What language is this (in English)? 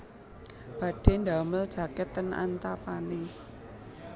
Javanese